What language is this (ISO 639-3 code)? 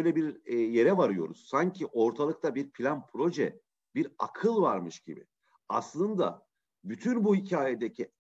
tur